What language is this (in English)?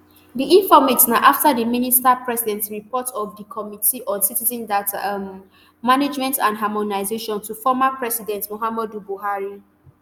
Nigerian Pidgin